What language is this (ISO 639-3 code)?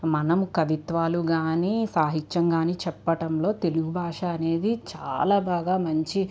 tel